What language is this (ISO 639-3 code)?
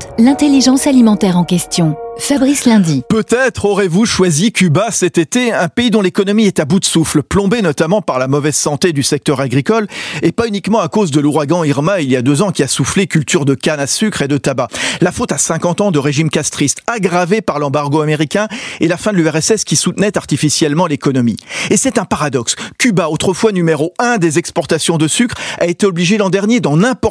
fra